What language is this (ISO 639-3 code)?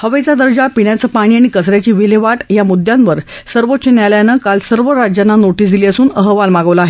mar